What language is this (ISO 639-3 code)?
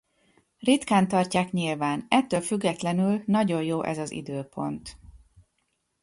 hun